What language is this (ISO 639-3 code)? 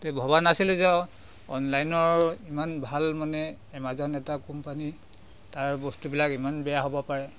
asm